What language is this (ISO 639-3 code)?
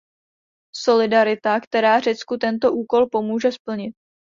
ces